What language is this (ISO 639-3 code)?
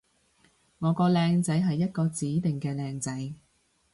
yue